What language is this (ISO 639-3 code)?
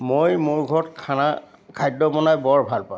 asm